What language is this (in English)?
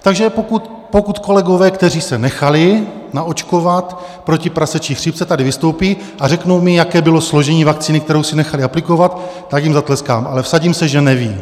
Czech